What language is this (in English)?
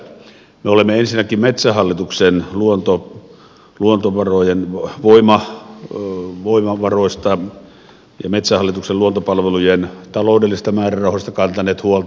Finnish